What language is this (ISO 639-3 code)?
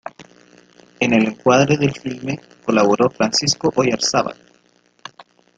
spa